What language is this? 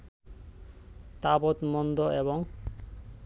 Bangla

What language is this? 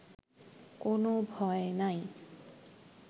Bangla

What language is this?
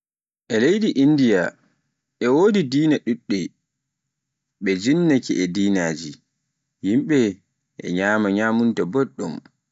Pular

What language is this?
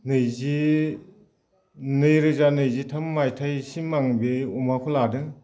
Bodo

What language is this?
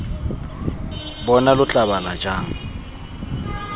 Tswana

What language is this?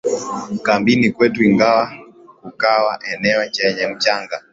Swahili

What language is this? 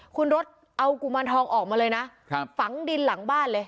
Thai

